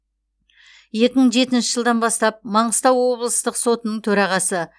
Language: Kazakh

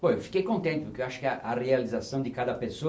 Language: Portuguese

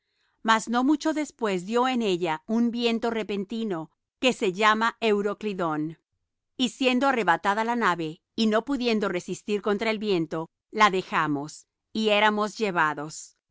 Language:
Spanish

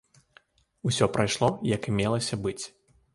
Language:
Belarusian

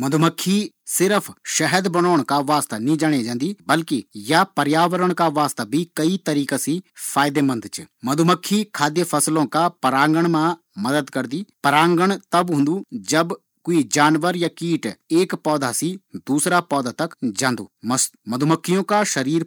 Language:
Garhwali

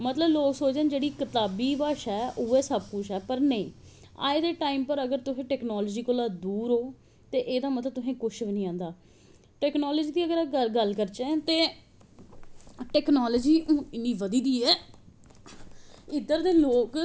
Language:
Dogri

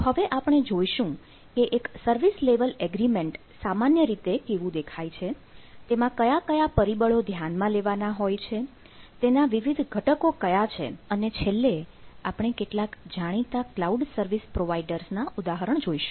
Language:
Gujarati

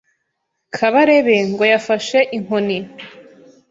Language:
Kinyarwanda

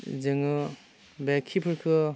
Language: Bodo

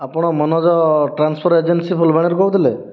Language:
Odia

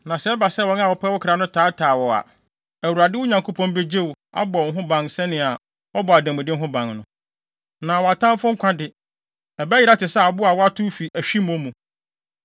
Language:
Akan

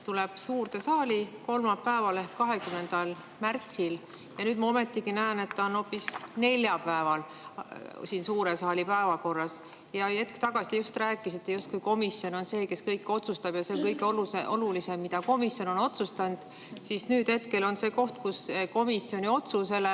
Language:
Estonian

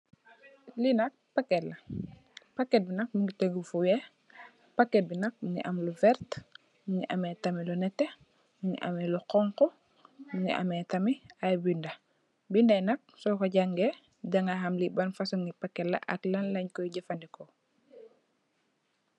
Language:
Wolof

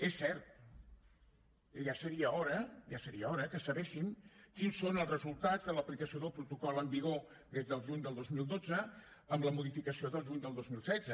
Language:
Catalan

